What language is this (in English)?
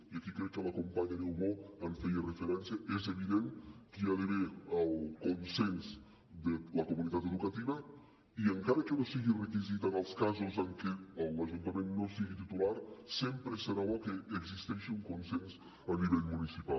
Catalan